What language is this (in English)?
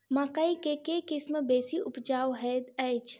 Maithili